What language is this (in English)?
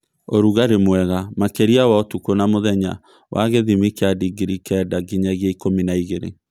Kikuyu